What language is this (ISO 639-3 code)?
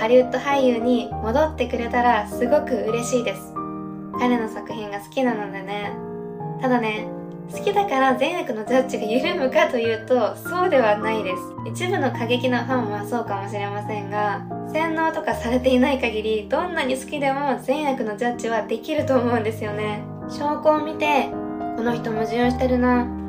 jpn